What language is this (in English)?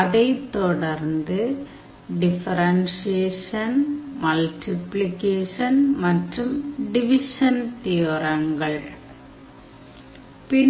Tamil